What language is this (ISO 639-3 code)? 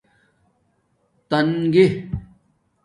dmk